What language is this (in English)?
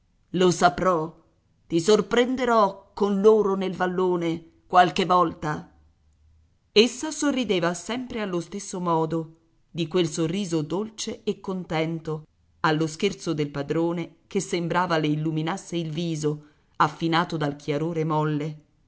Italian